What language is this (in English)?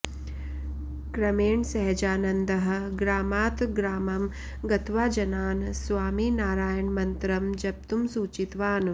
Sanskrit